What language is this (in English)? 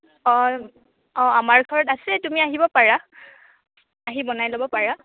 Assamese